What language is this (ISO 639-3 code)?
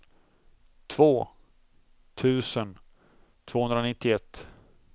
swe